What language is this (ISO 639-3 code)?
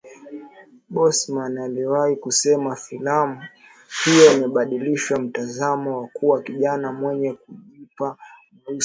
swa